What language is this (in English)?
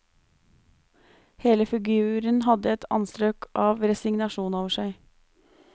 Norwegian